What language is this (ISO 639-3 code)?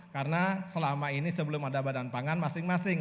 ind